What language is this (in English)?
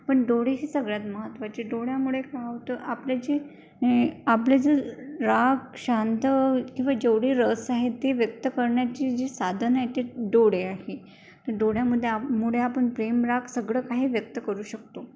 Marathi